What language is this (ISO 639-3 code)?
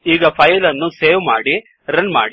kan